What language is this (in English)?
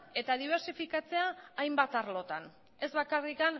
Basque